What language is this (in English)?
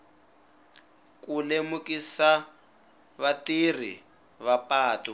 Tsonga